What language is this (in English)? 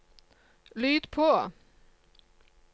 Norwegian